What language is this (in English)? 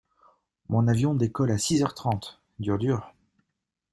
French